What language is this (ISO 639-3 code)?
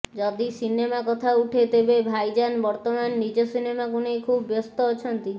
ori